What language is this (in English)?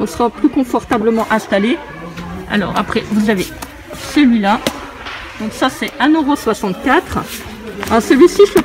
French